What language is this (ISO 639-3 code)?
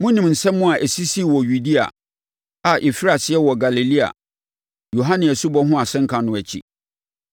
aka